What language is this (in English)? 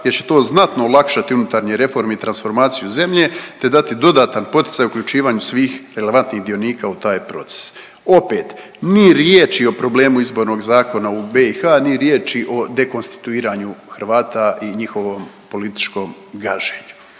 Croatian